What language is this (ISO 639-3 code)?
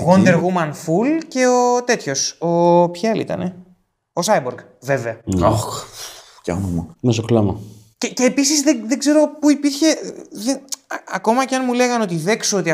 ell